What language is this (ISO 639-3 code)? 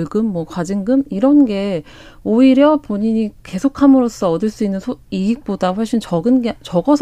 kor